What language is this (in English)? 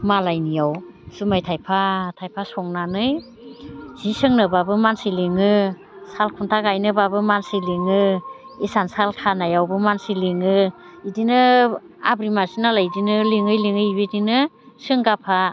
Bodo